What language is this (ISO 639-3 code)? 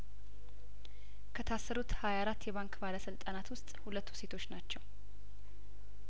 amh